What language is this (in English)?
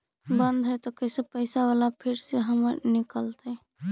Magahi